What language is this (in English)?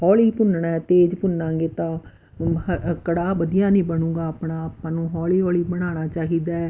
Punjabi